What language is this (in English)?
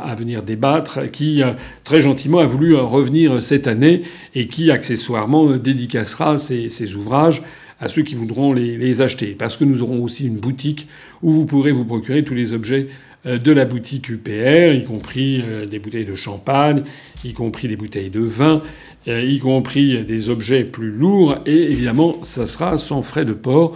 French